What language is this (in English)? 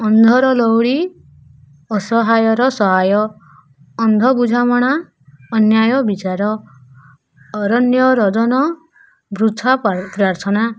Odia